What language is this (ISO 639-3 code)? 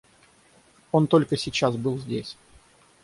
rus